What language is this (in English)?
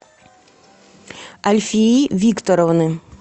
Russian